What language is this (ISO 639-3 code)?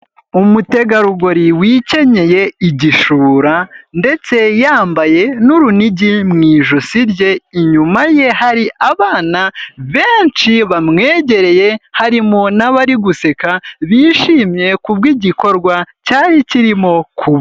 kin